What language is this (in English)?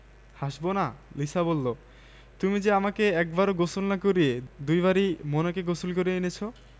Bangla